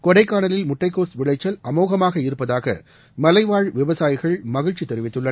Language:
Tamil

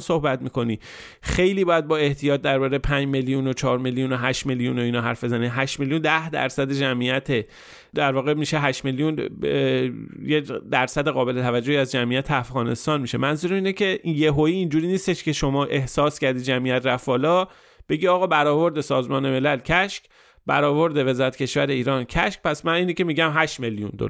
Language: Persian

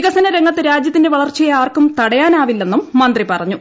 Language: Malayalam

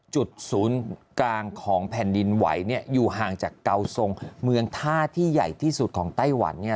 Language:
Thai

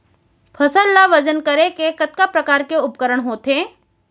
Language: Chhattisgarhi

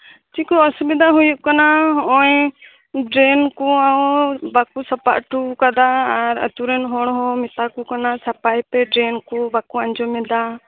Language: Santali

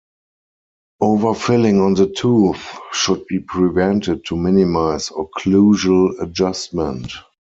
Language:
English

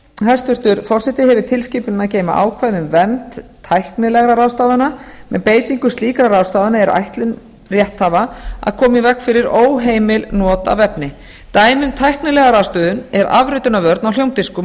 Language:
Icelandic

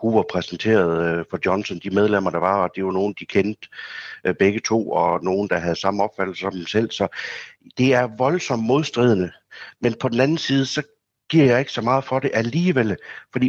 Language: Danish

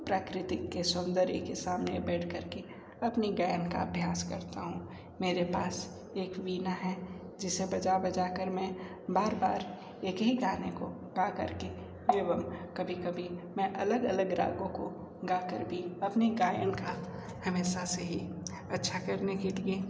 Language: Hindi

